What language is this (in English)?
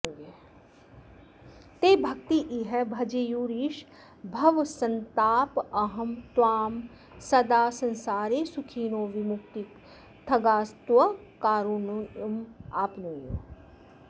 Sanskrit